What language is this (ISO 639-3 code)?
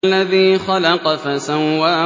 ara